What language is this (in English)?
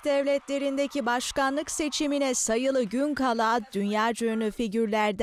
Turkish